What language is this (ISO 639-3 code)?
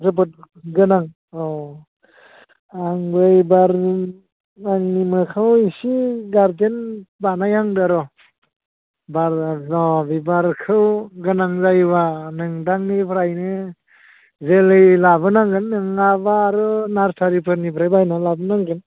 brx